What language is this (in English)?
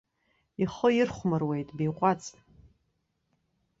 Abkhazian